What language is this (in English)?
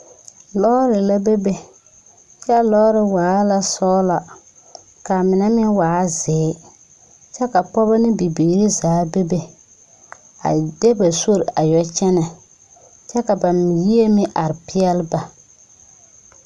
Southern Dagaare